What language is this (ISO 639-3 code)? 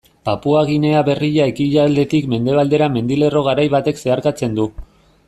eus